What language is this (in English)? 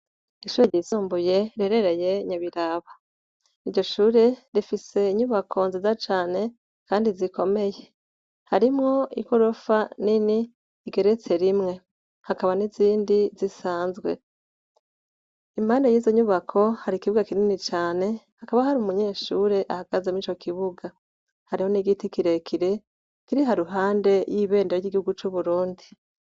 Rundi